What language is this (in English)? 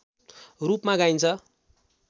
Nepali